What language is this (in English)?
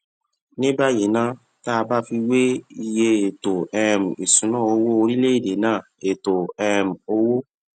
Yoruba